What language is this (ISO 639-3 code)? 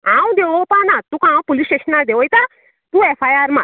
kok